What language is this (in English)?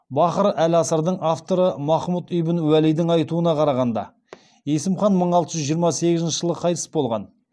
Kazakh